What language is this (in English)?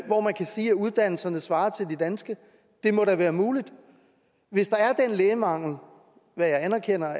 Danish